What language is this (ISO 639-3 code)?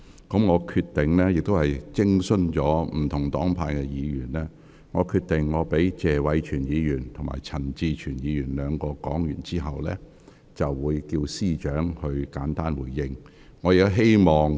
yue